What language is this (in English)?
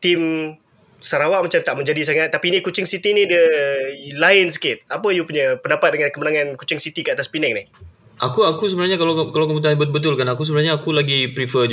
Malay